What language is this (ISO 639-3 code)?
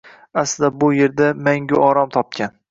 uzb